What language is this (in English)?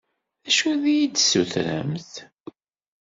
Kabyle